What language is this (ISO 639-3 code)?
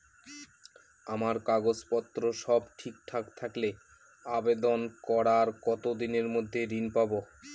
ben